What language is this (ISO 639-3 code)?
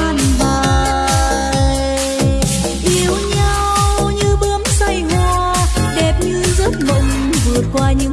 vie